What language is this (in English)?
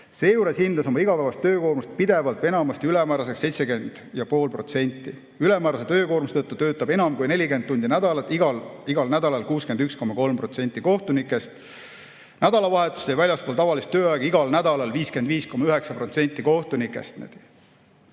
Estonian